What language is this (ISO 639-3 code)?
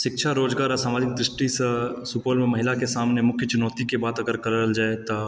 mai